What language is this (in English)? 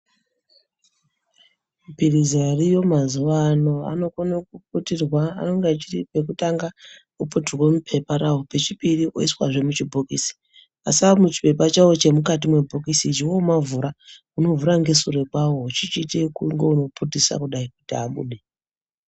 Ndau